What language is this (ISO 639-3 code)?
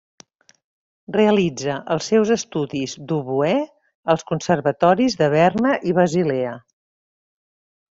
cat